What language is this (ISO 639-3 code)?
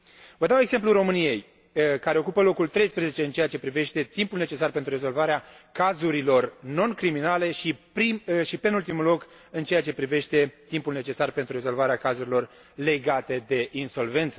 ron